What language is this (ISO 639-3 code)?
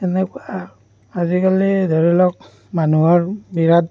asm